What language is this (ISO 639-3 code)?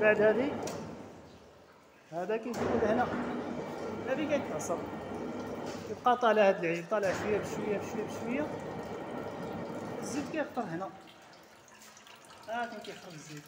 ara